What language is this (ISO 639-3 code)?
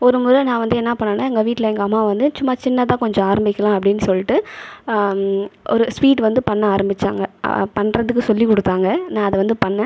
tam